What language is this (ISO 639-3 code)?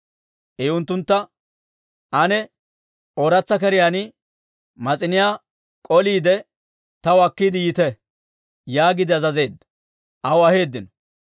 dwr